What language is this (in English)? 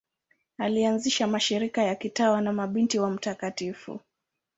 Swahili